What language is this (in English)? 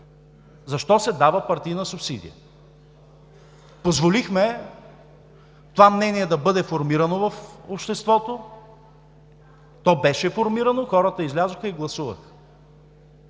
Bulgarian